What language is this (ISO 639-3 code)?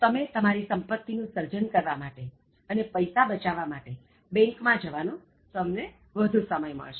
guj